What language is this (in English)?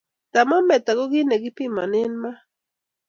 Kalenjin